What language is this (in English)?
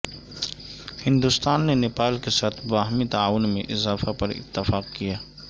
Urdu